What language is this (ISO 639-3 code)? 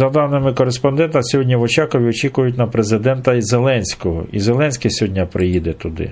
ukr